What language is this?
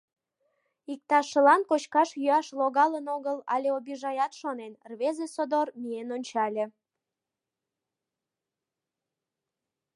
Mari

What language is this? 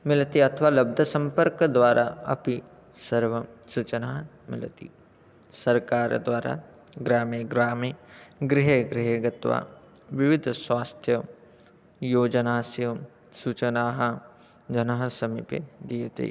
Sanskrit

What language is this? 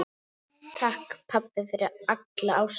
Icelandic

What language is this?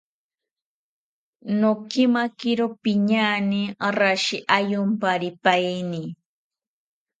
South Ucayali Ashéninka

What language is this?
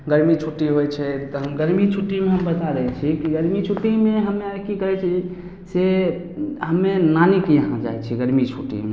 Maithili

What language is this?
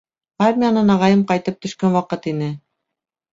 Bashkir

